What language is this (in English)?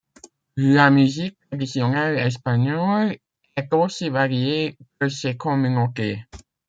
French